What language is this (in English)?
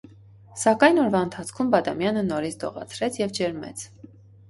Armenian